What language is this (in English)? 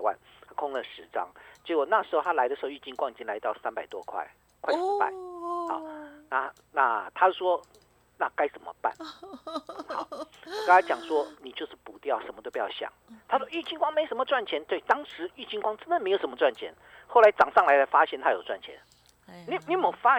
Chinese